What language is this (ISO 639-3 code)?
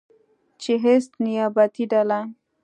pus